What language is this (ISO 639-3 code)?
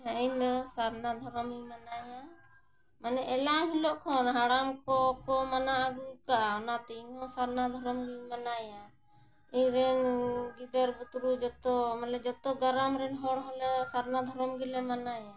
sat